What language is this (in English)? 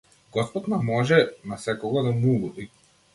Macedonian